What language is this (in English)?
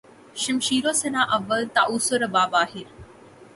Urdu